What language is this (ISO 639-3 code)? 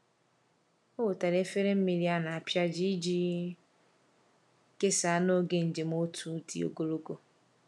ibo